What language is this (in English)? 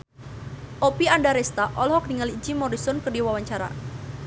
Sundanese